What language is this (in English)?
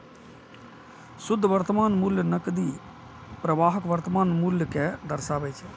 Maithili